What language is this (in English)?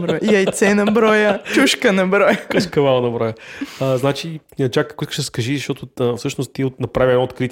Bulgarian